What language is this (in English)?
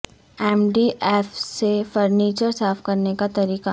Urdu